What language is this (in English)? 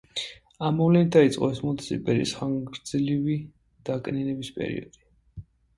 Georgian